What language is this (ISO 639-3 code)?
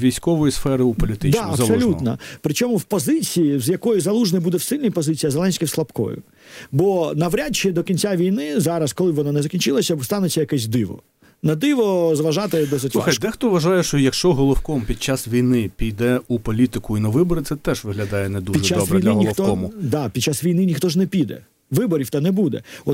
ukr